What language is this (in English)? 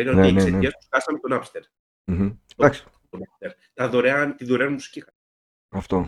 Greek